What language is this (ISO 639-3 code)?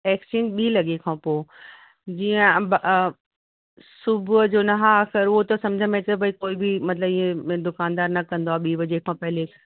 snd